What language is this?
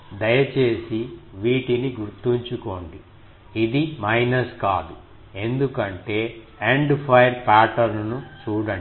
Telugu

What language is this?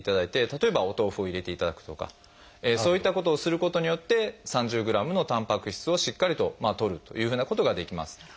Japanese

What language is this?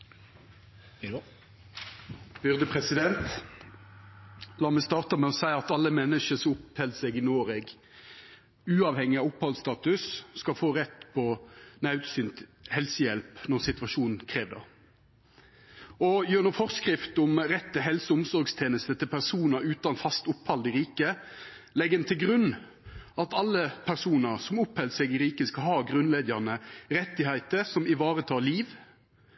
Norwegian Nynorsk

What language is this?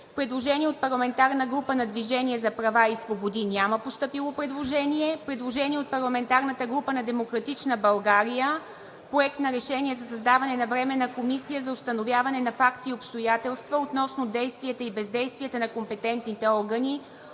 Bulgarian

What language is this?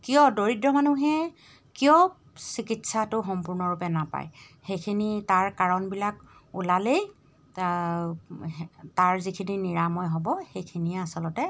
Assamese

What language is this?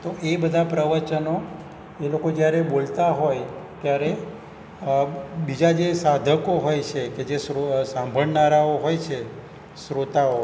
Gujarati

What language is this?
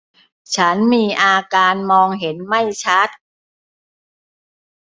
Thai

